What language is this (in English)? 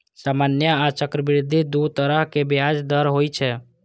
Maithili